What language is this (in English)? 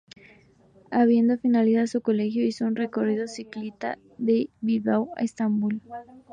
Spanish